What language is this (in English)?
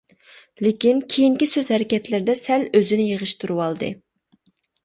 Uyghur